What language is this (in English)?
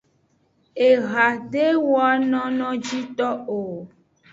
Aja (Benin)